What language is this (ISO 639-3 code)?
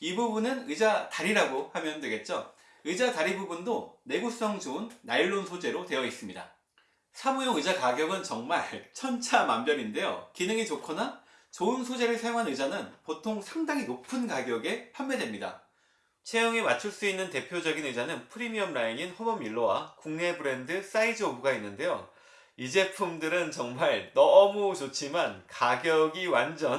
kor